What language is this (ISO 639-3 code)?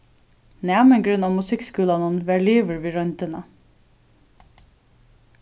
fao